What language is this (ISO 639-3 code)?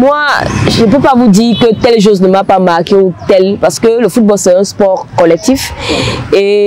fra